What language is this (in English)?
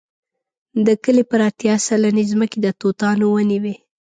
Pashto